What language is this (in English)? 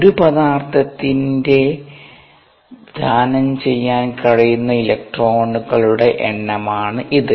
Malayalam